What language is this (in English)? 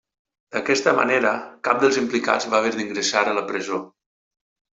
Catalan